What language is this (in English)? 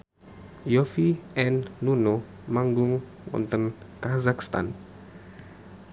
Javanese